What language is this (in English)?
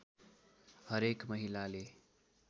Nepali